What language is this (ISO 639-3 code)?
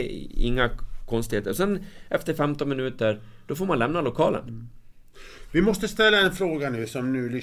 swe